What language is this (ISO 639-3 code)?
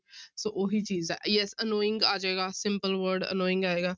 pan